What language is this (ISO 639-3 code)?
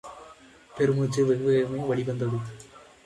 tam